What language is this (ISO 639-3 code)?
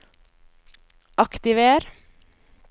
nor